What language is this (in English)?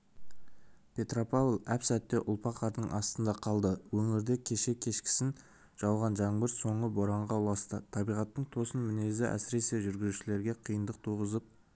Kazakh